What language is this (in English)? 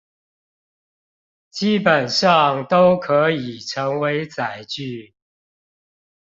Chinese